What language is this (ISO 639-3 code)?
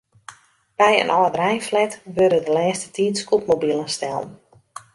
fry